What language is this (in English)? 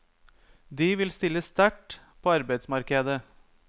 Norwegian